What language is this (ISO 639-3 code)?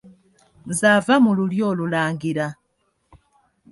lug